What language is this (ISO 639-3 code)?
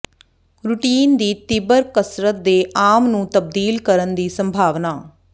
pan